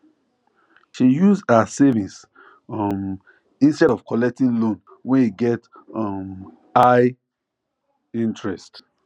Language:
Nigerian Pidgin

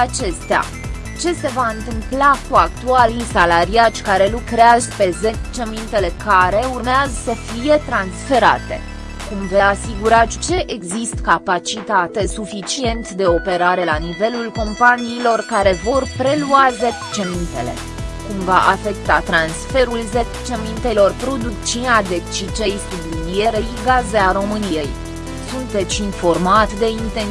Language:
Romanian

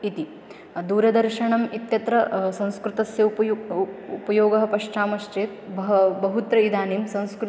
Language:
Sanskrit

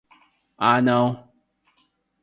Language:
Portuguese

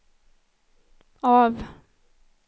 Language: Swedish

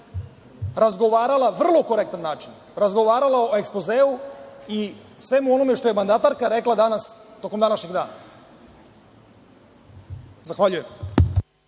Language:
Serbian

